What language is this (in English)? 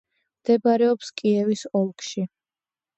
Georgian